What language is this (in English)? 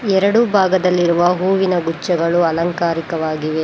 Kannada